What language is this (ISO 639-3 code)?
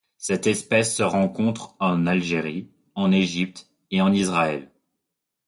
fra